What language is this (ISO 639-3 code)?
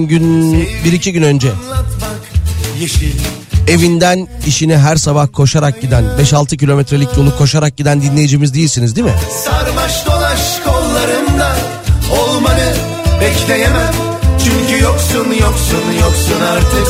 tur